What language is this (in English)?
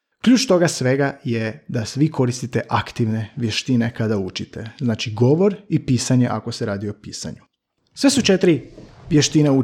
Croatian